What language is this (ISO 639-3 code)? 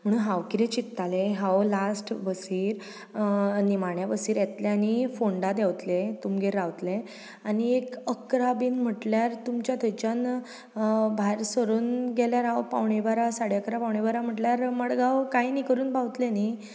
kok